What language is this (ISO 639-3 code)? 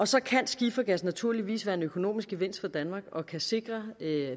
dan